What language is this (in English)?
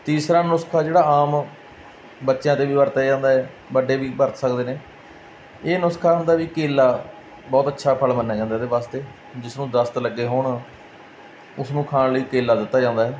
Punjabi